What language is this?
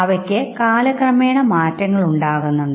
Malayalam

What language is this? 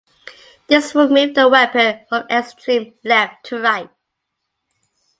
English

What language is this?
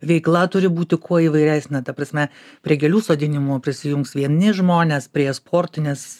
Lithuanian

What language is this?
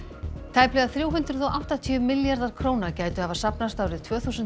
Icelandic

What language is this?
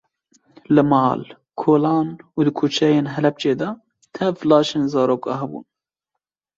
Kurdish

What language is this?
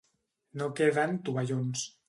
Catalan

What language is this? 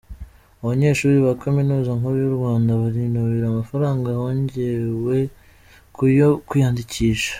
Kinyarwanda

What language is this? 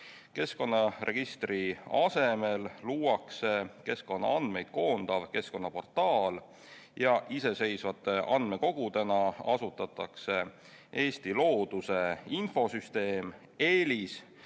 Estonian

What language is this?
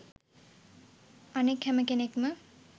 Sinhala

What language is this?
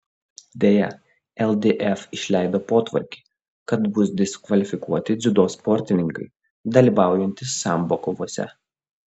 Lithuanian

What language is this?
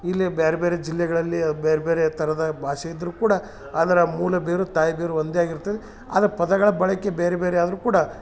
Kannada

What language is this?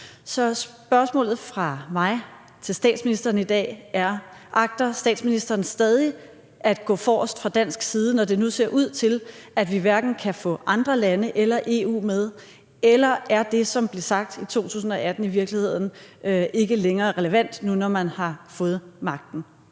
Danish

